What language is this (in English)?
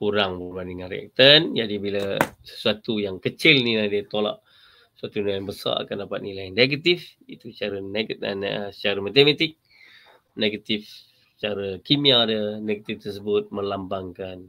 Malay